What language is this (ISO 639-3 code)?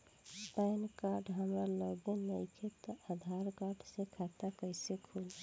bho